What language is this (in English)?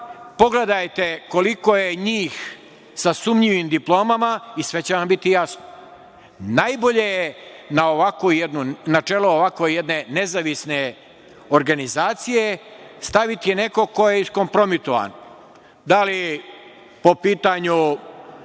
Serbian